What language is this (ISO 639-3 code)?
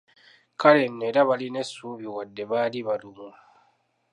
lug